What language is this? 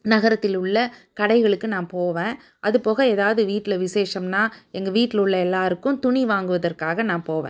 Tamil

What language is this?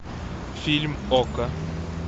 Russian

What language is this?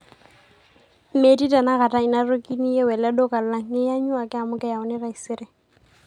Masai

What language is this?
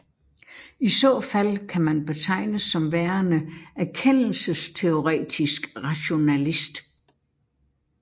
Danish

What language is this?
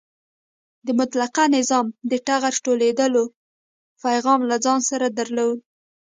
Pashto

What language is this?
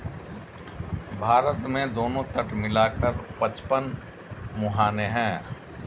Hindi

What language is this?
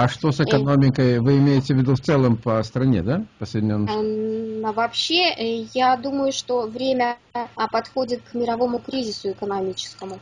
Russian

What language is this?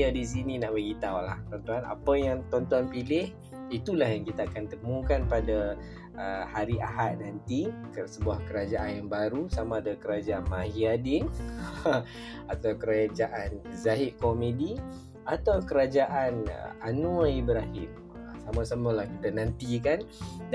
Malay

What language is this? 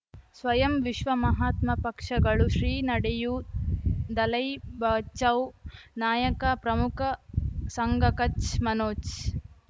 Kannada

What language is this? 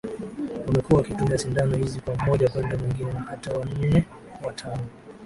Swahili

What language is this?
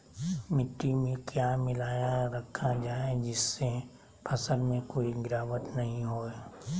Magahi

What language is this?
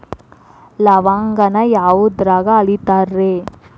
Kannada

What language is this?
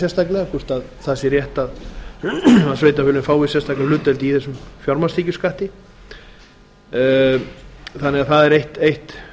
Icelandic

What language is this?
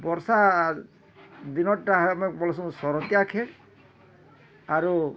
Odia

